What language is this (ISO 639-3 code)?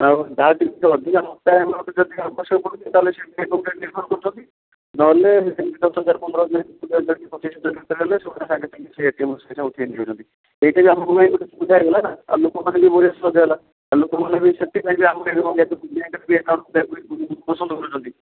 ori